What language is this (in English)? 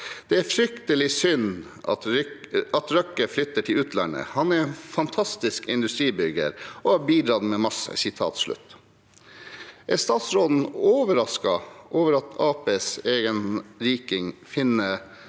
Norwegian